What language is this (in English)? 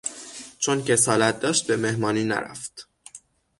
Persian